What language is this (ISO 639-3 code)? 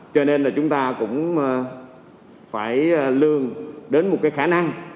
vie